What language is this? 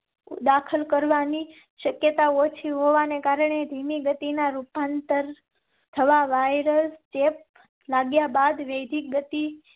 Gujarati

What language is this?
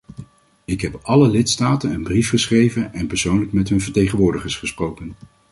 Dutch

